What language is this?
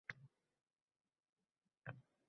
Uzbek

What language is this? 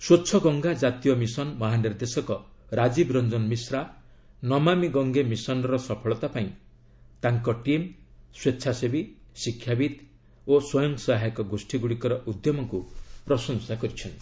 Odia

